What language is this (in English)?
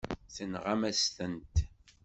Kabyle